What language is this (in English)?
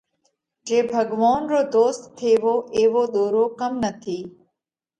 Parkari Koli